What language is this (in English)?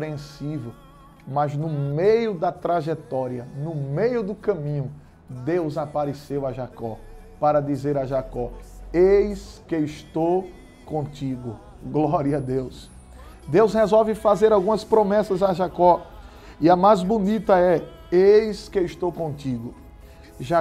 Portuguese